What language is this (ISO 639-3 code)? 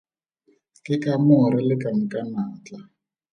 tsn